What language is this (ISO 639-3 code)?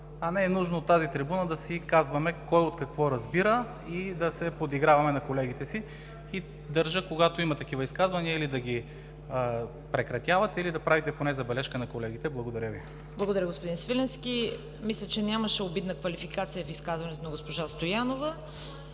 bul